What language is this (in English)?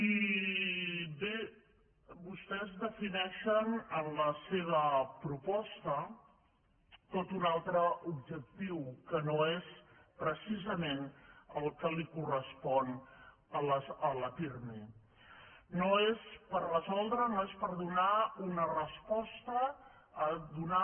Catalan